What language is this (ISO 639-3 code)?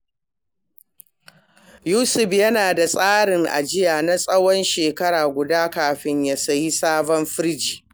hau